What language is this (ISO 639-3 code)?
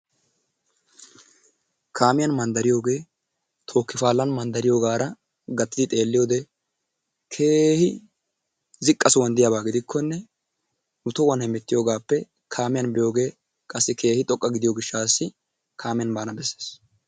wal